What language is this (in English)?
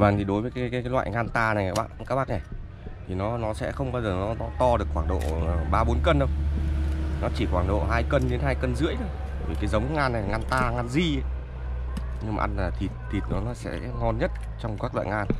Vietnamese